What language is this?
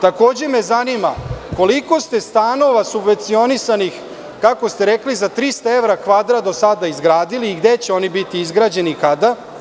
Serbian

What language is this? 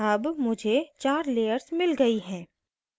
Hindi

